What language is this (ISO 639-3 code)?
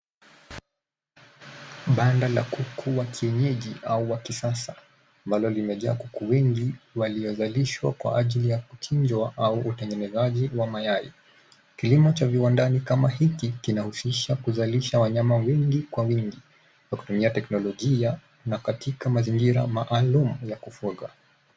swa